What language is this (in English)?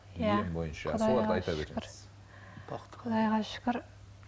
Kazakh